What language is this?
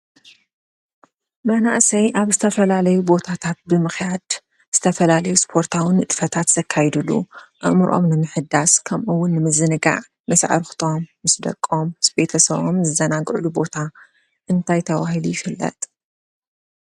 Tigrinya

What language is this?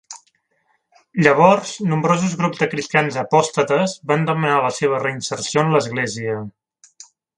Catalan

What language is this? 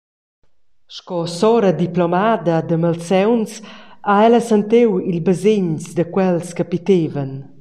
Romansh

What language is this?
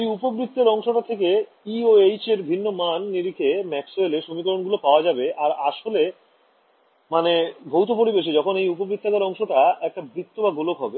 Bangla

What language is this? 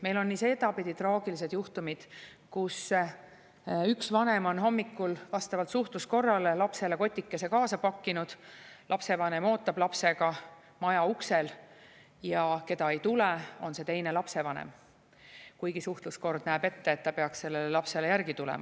Estonian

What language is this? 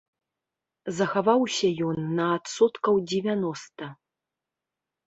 Belarusian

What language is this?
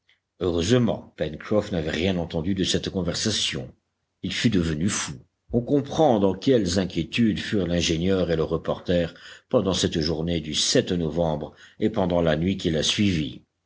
French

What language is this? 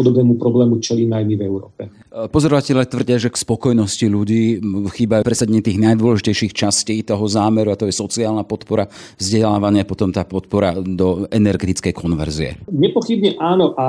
Slovak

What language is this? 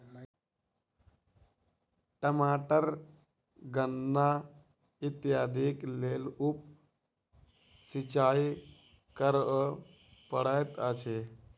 Maithili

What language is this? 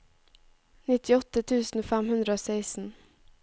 Norwegian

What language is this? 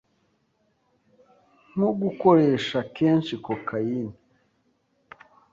Kinyarwanda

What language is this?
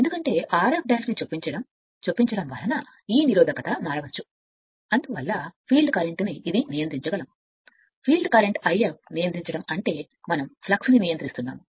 Telugu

